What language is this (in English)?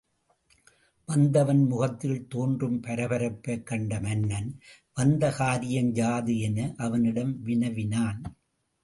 Tamil